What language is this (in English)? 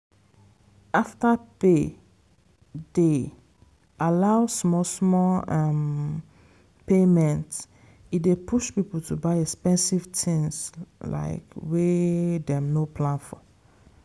Nigerian Pidgin